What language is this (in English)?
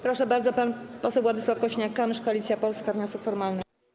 Polish